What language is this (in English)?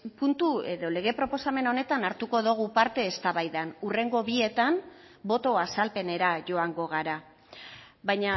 Basque